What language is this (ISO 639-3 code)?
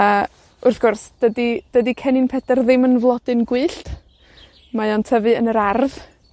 cym